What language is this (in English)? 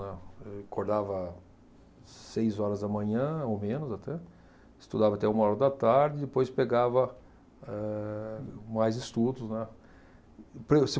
Portuguese